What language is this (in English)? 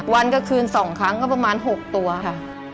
Thai